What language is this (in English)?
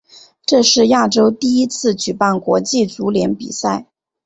Chinese